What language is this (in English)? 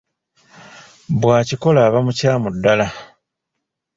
Ganda